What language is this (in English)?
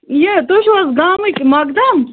Kashmiri